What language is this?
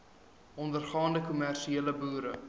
Afrikaans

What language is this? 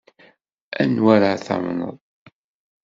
Kabyle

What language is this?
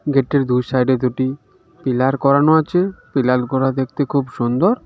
Bangla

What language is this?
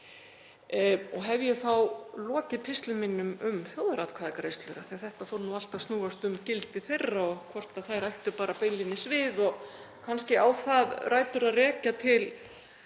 Icelandic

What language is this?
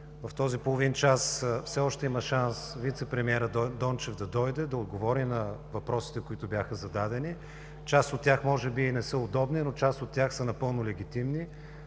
Bulgarian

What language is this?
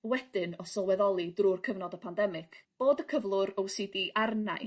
Welsh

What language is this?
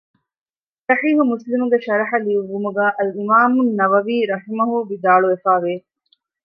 Divehi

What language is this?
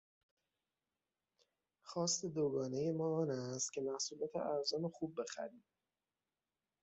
Persian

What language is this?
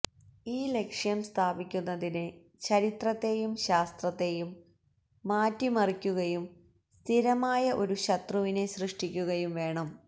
Malayalam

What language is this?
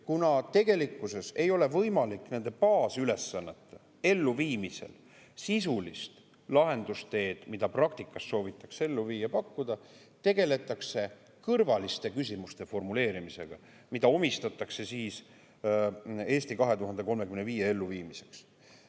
Estonian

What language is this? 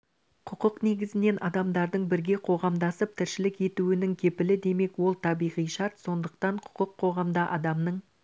Kazakh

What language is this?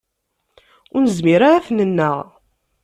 Kabyle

